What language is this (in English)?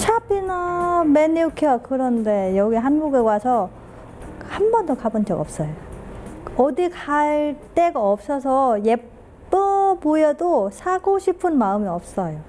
Korean